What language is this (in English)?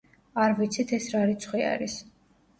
Georgian